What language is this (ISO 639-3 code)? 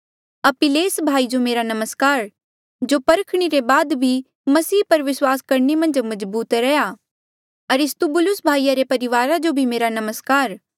mjl